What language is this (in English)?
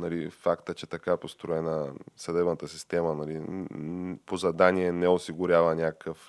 Bulgarian